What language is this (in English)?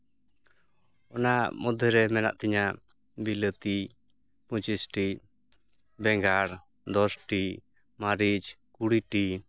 Santali